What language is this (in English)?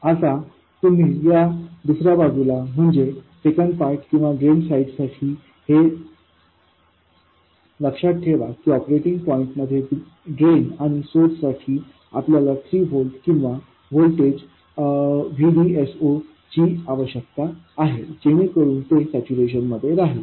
Marathi